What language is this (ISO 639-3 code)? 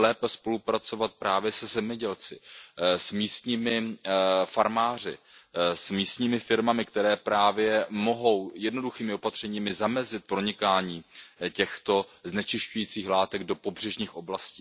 ces